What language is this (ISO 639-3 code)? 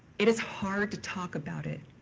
eng